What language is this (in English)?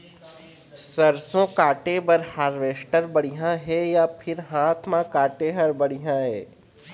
Chhattisgarhi